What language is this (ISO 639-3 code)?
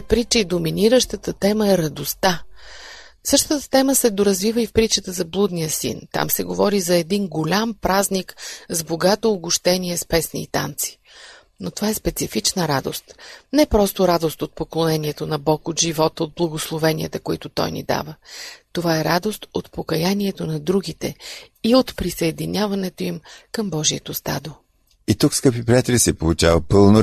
bul